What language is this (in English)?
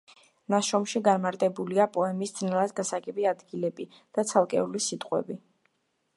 Georgian